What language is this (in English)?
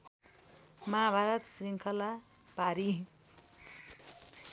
Nepali